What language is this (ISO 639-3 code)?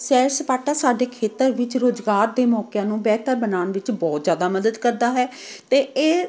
pan